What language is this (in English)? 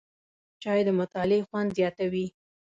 Pashto